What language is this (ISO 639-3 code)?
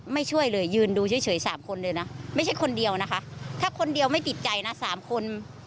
tha